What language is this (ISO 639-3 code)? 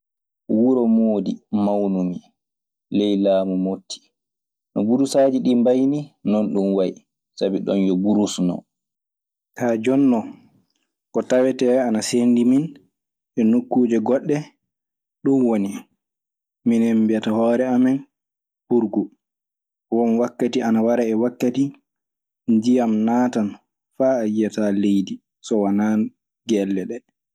ffm